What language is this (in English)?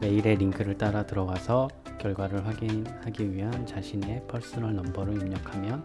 Korean